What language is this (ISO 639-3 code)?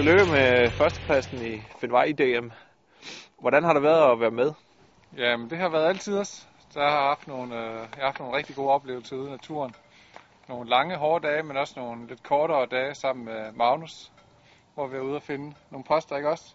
dan